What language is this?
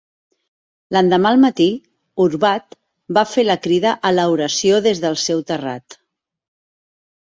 Catalan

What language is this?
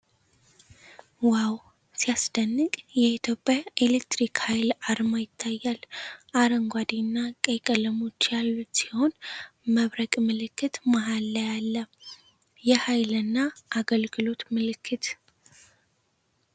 Amharic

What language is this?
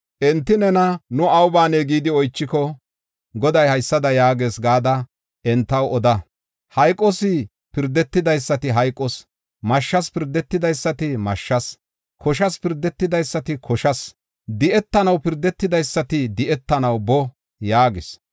Gofa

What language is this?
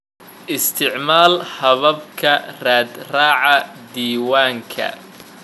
Somali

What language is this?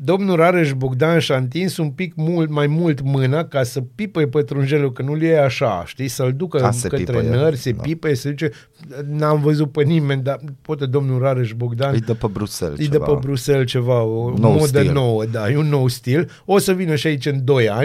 Romanian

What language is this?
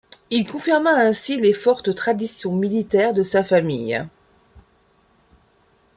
French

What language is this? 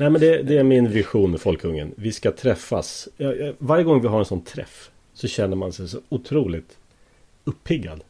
Swedish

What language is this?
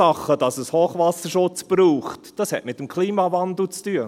Swiss German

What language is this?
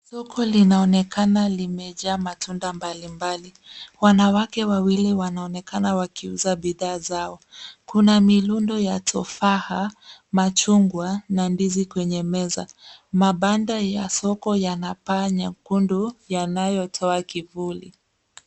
Swahili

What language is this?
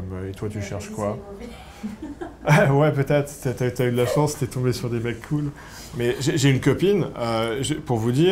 French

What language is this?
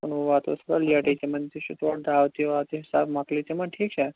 Kashmiri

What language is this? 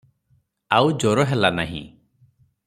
Odia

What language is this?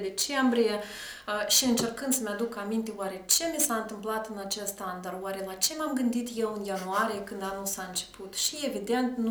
Romanian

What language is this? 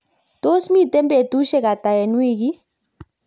Kalenjin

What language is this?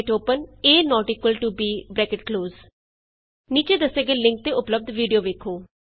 Punjabi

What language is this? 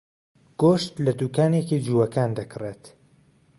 Central Kurdish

